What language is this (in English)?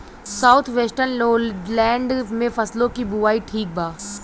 Bhojpuri